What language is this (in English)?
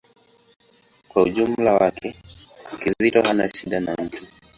Swahili